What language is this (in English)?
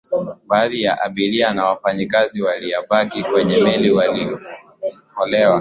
Swahili